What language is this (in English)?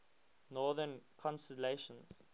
English